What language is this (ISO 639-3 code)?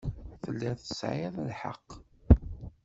kab